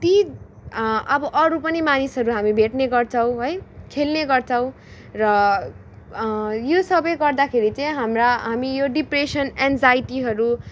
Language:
Nepali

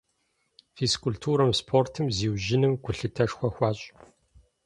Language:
Kabardian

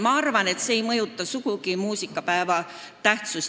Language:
Estonian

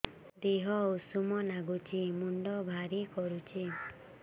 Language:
Odia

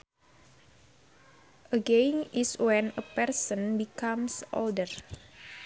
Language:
Sundanese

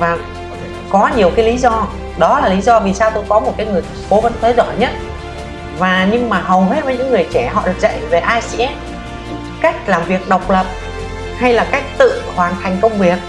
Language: Vietnamese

